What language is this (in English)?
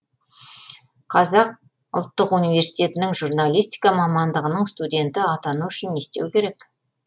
Kazakh